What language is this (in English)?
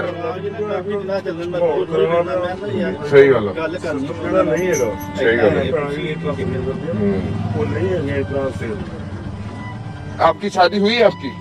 Punjabi